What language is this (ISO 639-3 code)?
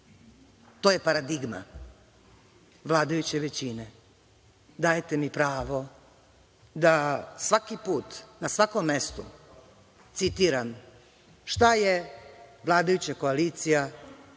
srp